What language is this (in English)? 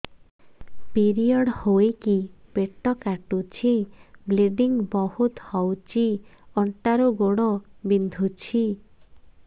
Odia